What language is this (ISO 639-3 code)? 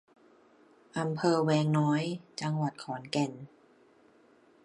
tha